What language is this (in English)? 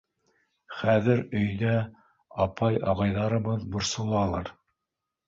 Bashkir